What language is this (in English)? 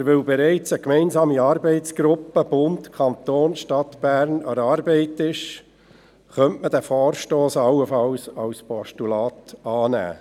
Swiss German